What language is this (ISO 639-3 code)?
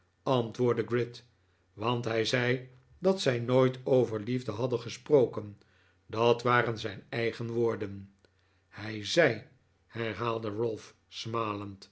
nld